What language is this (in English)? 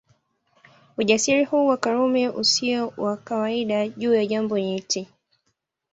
Swahili